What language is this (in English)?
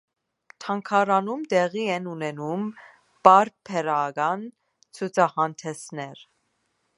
Armenian